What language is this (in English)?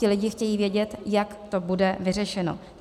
Czech